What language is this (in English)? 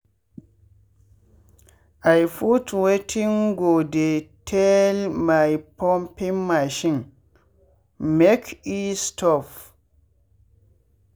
Nigerian Pidgin